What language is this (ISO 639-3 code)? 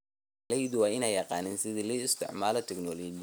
som